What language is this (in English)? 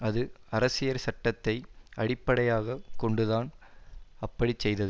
Tamil